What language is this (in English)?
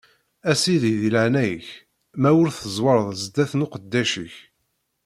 Kabyle